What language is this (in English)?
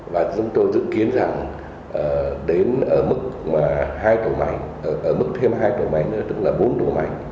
Vietnamese